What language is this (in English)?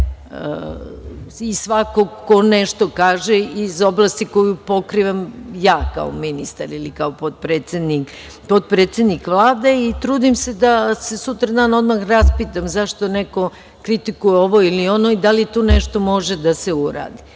Serbian